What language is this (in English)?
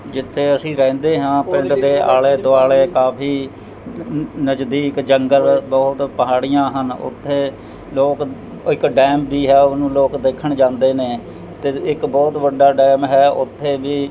Punjabi